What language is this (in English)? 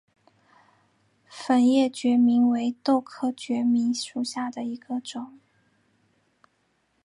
Chinese